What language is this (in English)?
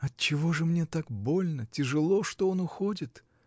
Russian